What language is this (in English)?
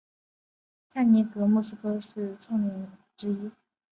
Chinese